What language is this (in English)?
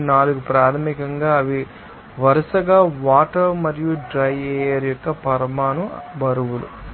Telugu